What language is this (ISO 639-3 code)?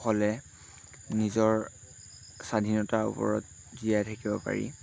asm